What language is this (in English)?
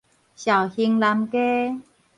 Min Nan Chinese